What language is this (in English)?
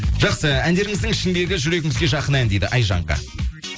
Kazakh